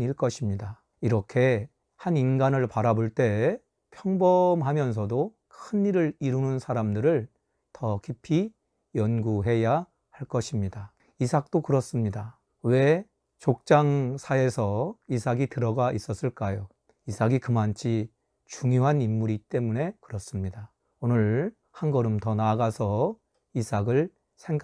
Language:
Korean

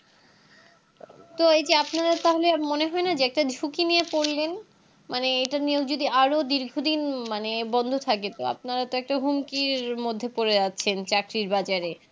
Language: Bangla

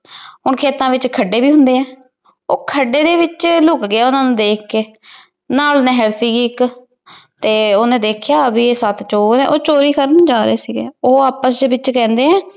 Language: Punjabi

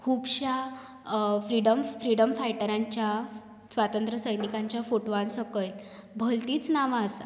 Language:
Konkani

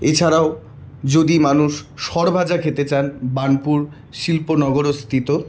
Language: Bangla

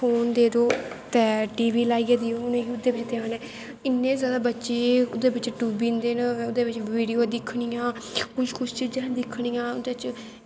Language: Dogri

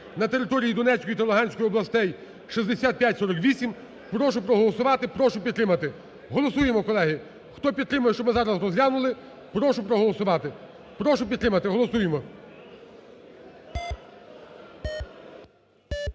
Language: Ukrainian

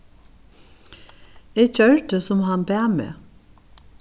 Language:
Faroese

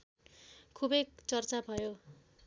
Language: Nepali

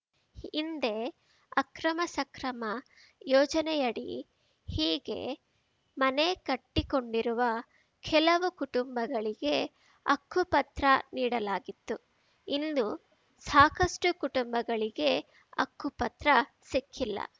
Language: Kannada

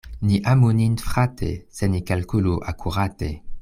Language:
Esperanto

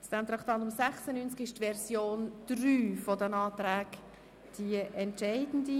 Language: Swiss German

